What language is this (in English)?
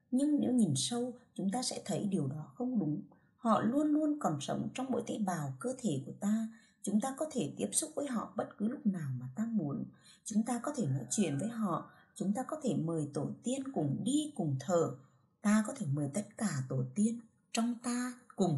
Vietnamese